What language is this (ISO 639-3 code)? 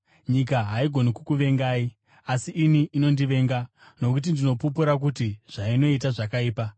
sna